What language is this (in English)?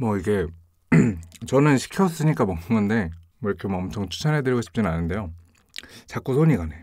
Korean